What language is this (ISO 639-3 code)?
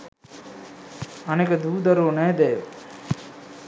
sin